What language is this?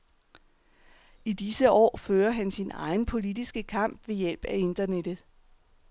Danish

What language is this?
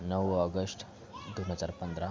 Marathi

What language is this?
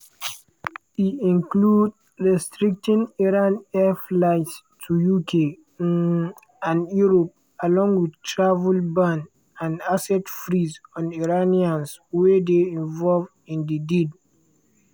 Nigerian Pidgin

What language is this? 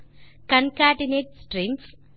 Tamil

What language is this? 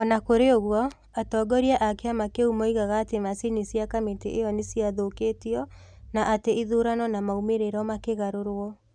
Kikuyu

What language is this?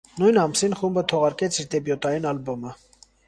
Armenian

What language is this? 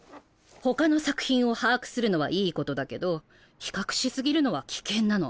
Japanese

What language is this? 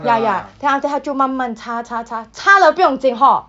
English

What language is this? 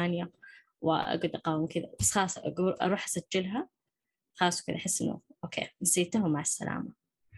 Arabic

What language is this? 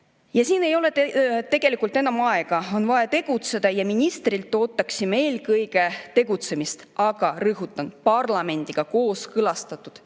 Estonian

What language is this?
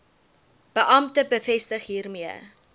Afrikaans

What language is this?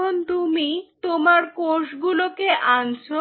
Bangla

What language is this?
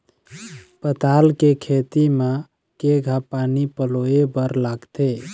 Chhattisgarhi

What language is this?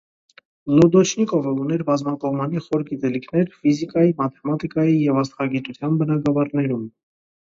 Armenian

